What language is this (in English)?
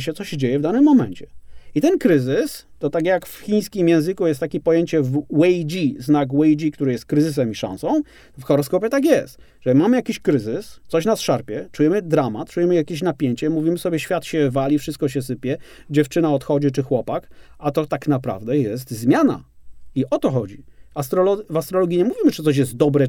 Polish